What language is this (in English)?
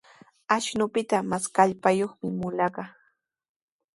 Sihuas Ancash Quechua